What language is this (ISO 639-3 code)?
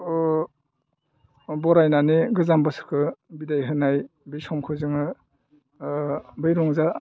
brx